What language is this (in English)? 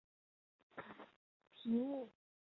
Chinese